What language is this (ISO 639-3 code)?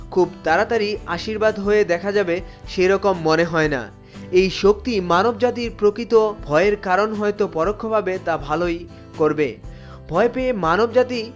ben